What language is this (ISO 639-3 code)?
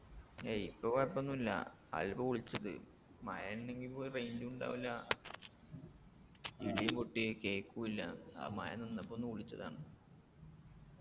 mal